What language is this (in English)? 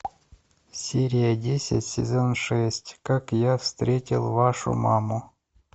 Russian